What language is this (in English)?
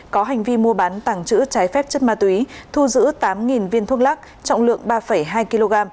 Vietnamese